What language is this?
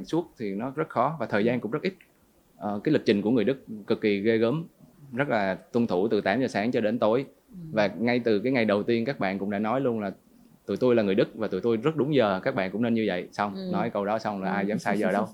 Vietnamese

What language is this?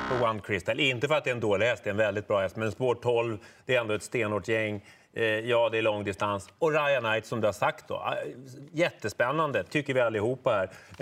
Swedish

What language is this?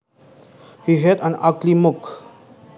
Javanese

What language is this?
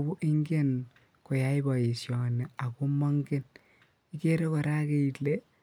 Kalenjin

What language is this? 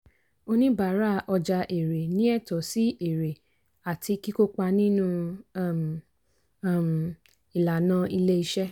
Yoruba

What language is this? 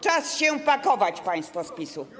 Polish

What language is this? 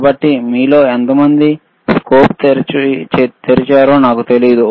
Telugu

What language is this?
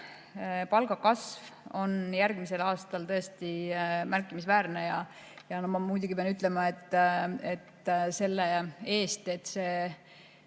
Estonian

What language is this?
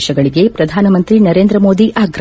Kannada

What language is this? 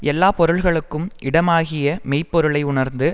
Tamil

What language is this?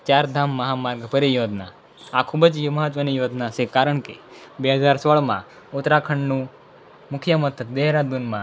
Gujarati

